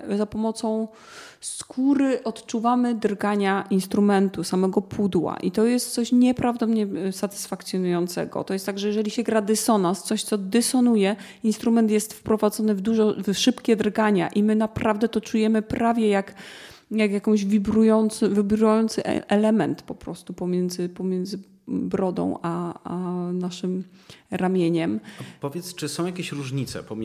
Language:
Polish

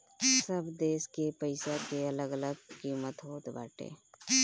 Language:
Bhojpuri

